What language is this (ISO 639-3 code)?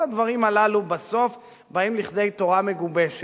heb